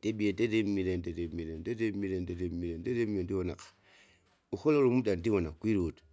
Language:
Kinga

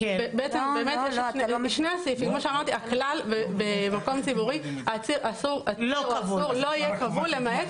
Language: Hebrew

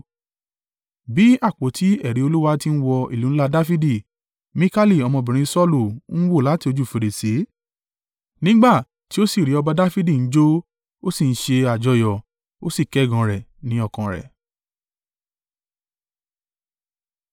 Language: Yoruba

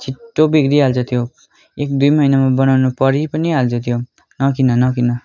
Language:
Nepali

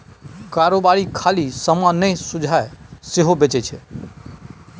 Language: Maithili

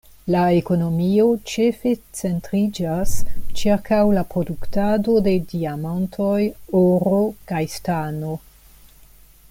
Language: Esperanto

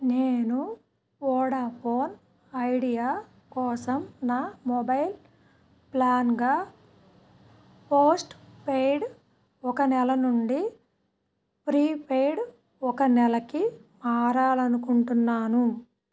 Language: Telugu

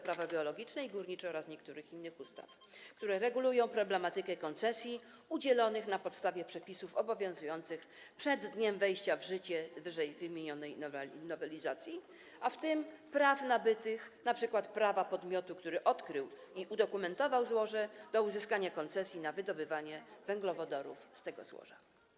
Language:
Polish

